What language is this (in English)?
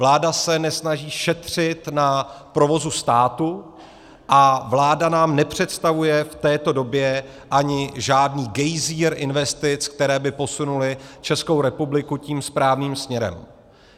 Czech